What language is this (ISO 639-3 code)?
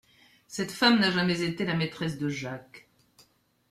fra